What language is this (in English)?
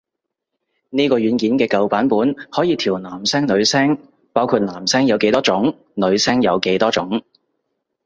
Cantonese